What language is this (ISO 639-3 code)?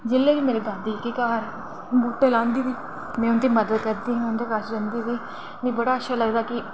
doi